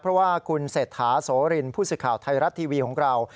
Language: Thai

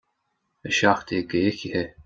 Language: Irish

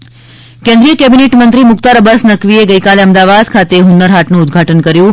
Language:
Gujarati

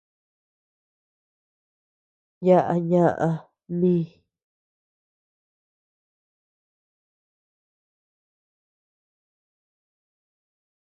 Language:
Tepeuxila Cuicatec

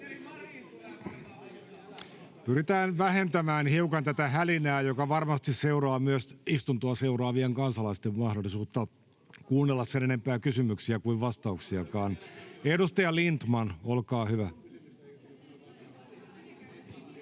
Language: Finnish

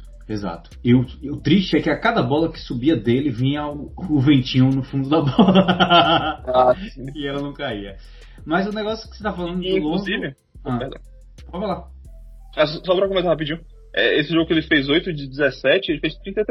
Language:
Portuguese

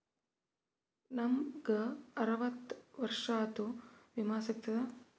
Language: Kannada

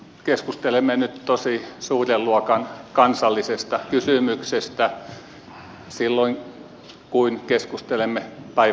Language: Finnish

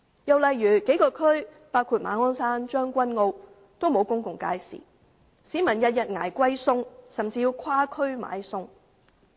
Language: Cantonese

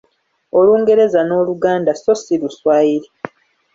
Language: Ganda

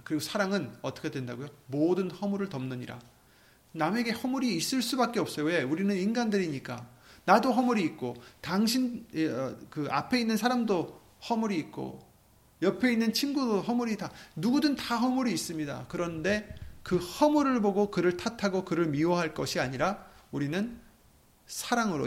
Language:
Korean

